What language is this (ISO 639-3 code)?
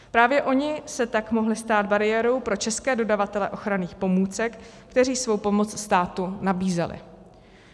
ces